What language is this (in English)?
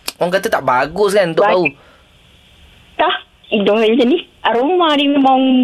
Malay